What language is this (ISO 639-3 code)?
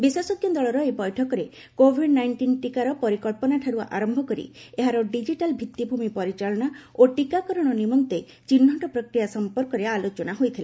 ori